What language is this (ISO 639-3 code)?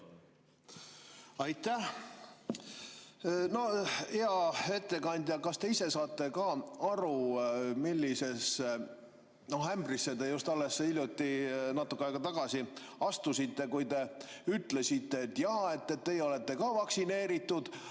est